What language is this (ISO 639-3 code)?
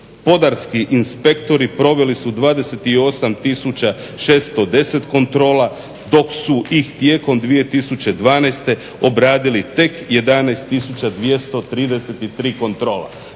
hrv